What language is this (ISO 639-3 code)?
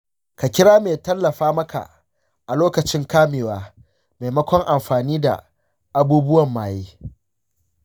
hau